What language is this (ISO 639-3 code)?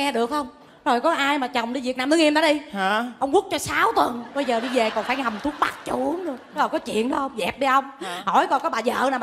vie